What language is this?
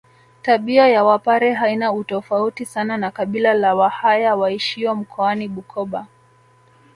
Swahili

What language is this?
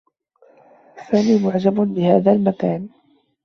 Arabic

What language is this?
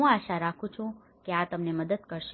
Gujarati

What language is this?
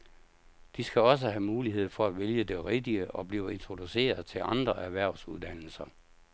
Danish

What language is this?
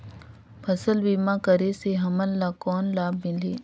Chhattisgarhi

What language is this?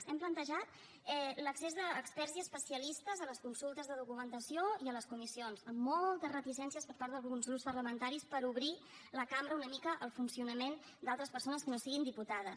Catalan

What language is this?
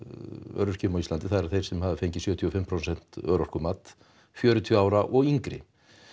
Icelandic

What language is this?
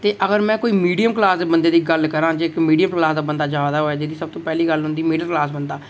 Dogri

